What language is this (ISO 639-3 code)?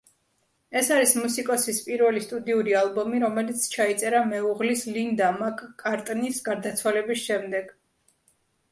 kat